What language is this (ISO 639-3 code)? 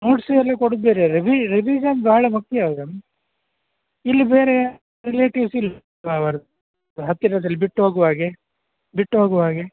kan